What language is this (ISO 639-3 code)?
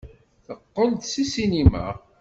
kab